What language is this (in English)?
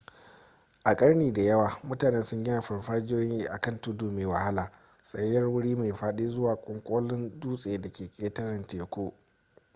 Hausa